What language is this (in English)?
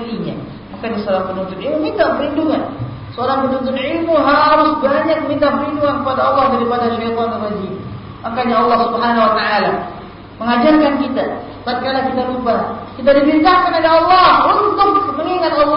Malay